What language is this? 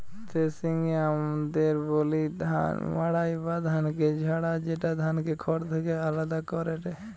Bangla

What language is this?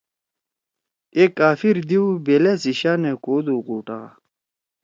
Torwali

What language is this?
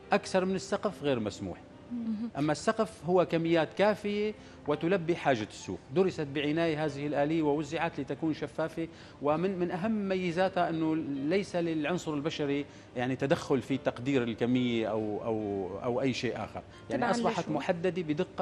Arabic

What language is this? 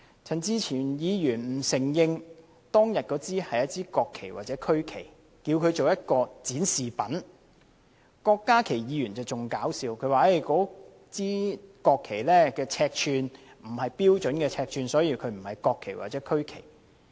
Cantonese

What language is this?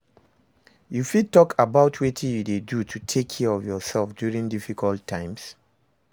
Nigerian Pidgin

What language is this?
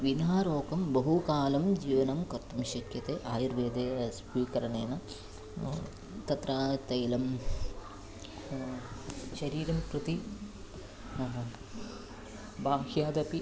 Sanskrit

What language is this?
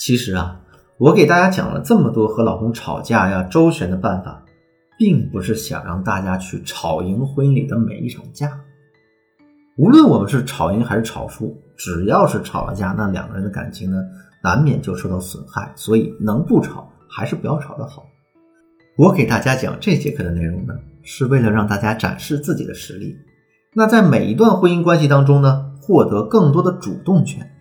Chinese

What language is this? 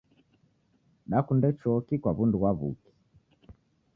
Taita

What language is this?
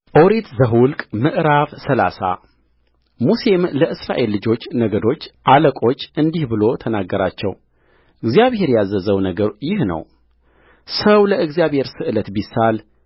Amharic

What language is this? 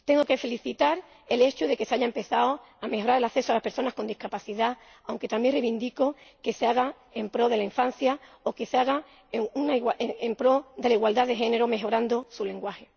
Spanish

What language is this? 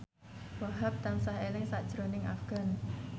Javanese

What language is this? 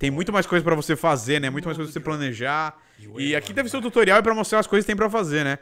Portuguese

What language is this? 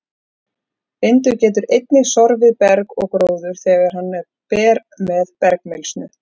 Icelandic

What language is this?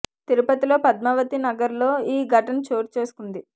Telugu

